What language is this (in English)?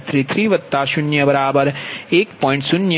Gujarati